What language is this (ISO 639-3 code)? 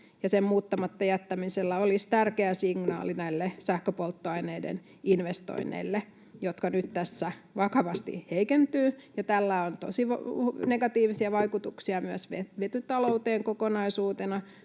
fin